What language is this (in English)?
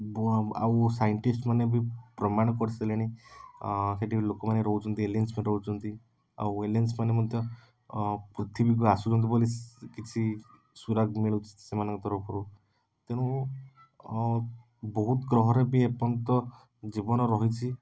Odia